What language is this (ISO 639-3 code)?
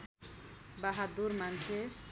nep